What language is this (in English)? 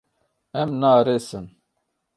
Kurdish